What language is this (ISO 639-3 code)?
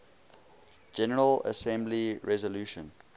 eng